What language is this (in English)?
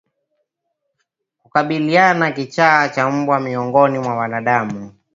Swahili